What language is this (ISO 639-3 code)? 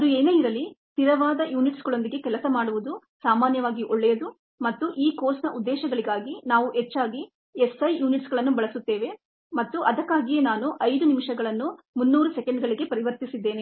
kan